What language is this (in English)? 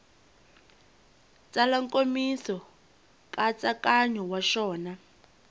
Tsonga